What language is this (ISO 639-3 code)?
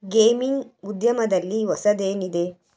kan